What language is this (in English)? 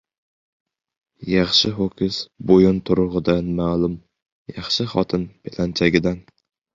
Uzbek